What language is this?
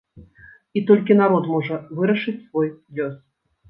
Belarusian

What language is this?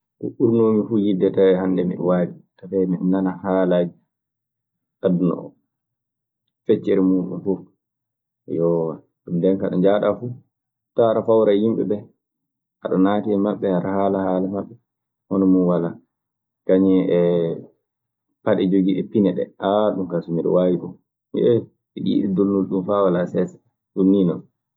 Maasina Fulfulde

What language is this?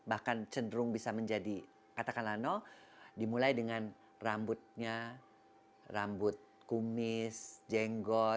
Indonesian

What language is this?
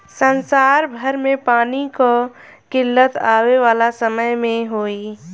Bhojpuri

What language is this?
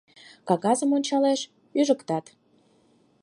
Mari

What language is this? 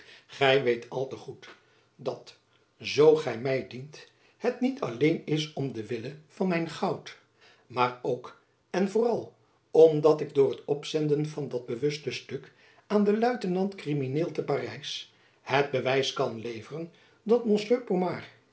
Dutch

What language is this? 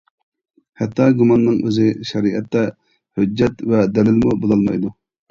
Uyghur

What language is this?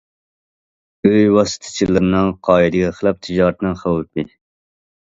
Uyghur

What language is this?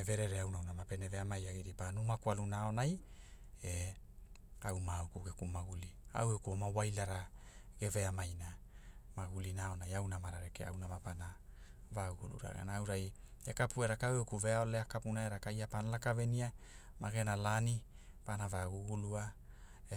Hula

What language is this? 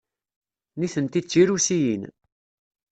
Kabyle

